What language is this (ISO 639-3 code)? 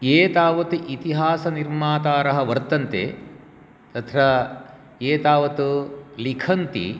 san